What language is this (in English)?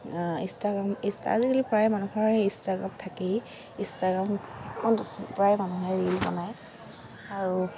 Assamese